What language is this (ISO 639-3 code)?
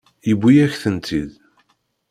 kab